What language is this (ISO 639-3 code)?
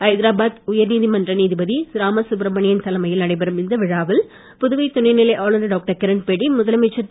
tam